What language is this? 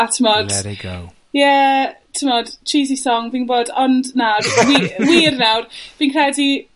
Welsh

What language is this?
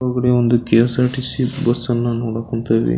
Kannada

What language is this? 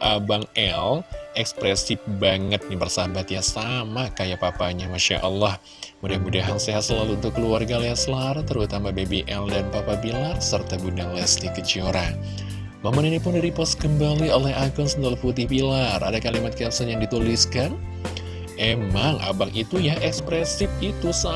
Indonesian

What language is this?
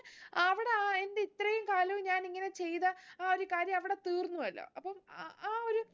Malayalam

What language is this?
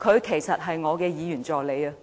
Cantonese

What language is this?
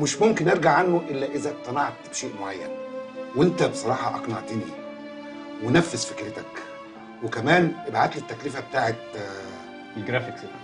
Arabic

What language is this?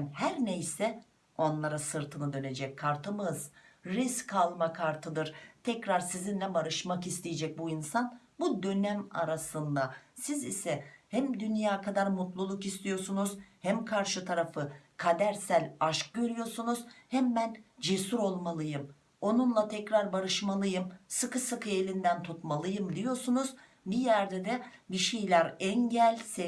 Turkish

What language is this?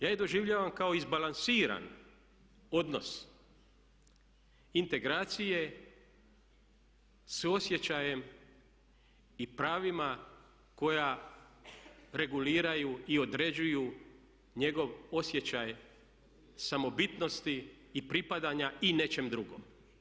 Croatian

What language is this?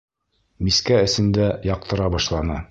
Bashkir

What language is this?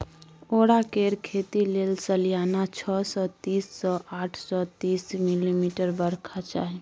Maithili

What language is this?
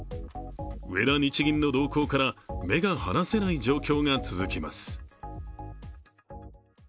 Japanese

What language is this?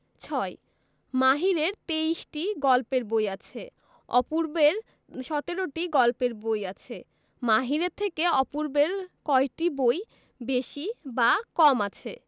Bangla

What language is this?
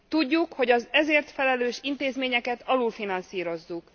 Hungarian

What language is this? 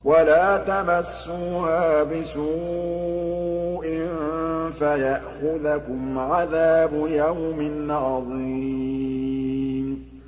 Arabic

